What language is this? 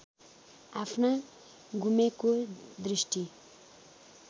Nepali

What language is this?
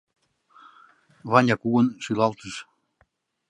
Mari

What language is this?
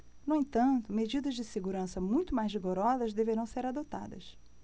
Portuguese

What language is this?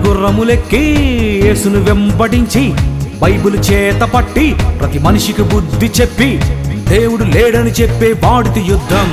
Telugu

